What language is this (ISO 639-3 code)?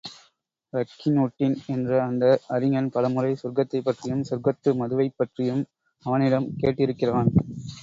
tam